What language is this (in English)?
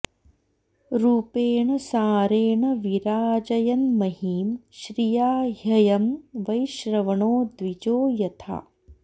Sanskrit